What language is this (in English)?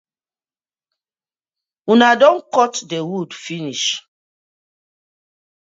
Nigerian Pidgin